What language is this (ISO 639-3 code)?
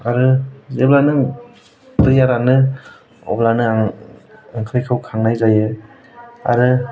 brx